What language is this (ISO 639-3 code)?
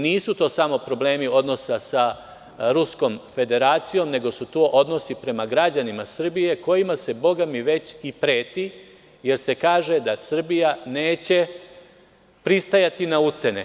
srp